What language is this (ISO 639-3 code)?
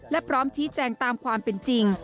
tha